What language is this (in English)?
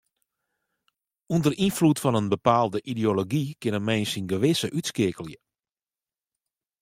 Western Frisian